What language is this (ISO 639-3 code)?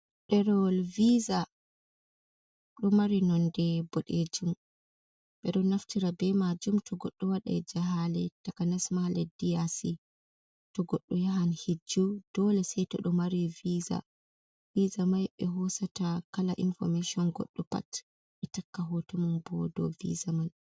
ful